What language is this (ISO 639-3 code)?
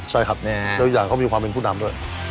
tha